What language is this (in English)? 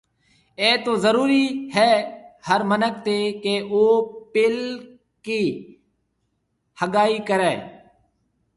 Marwari (Pakistan)